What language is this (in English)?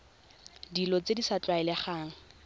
Tswana